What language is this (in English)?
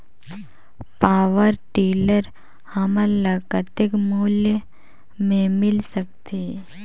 Chhattisgarhi